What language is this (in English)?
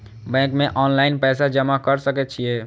Maithili